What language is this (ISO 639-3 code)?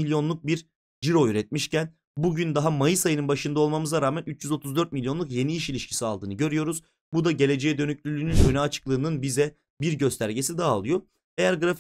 tur